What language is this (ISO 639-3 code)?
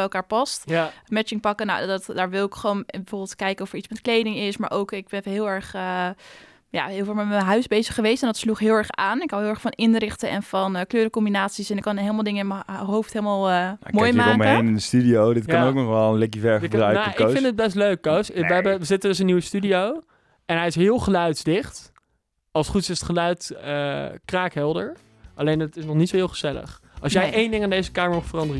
nld